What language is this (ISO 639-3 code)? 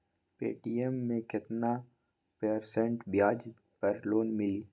mag